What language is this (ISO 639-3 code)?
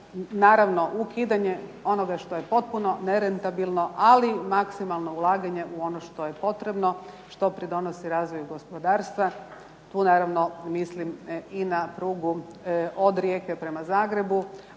hrv